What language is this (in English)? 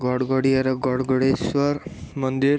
Odia